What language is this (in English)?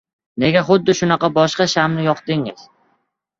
Uzbek